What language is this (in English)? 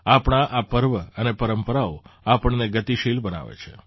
Gujarati